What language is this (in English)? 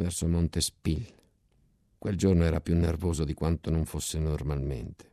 Italian